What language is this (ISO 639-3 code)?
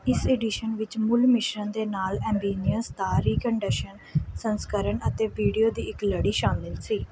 pan